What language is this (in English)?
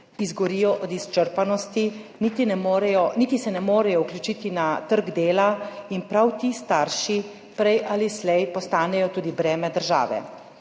Slovenian